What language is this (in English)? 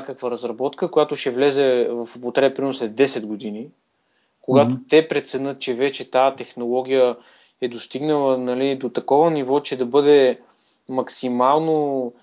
Bulgarian